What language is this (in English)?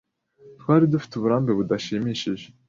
Kinyarwanda